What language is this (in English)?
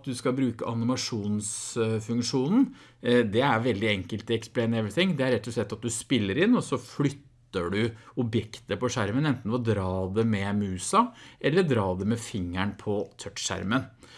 Norwegian